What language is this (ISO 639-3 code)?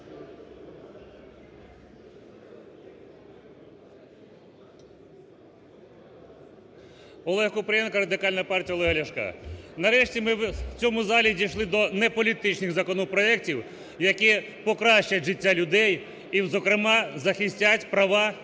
ukr